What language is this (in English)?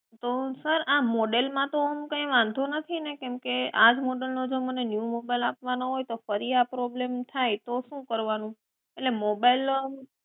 Gujarati